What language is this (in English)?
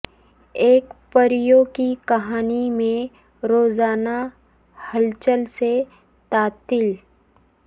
Urdu